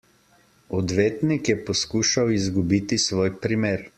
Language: Slovenian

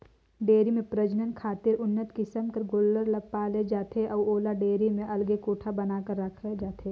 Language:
Chhattisgarhi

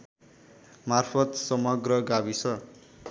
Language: Nepali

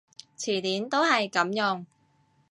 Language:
Cantonese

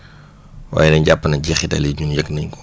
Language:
Wolof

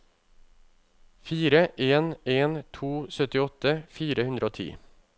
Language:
Norwegian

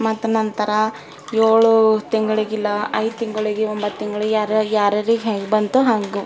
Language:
Kannada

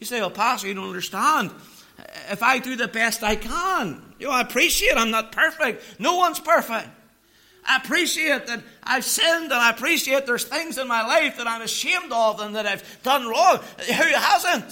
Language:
English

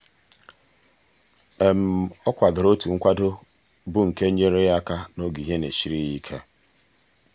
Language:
Igbo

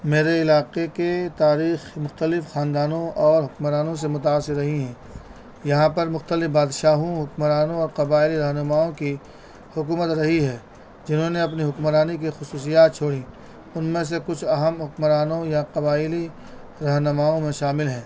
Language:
Urdu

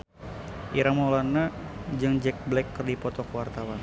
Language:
Sundanese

